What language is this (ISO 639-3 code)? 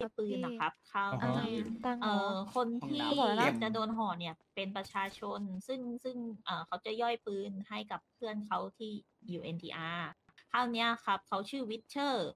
tha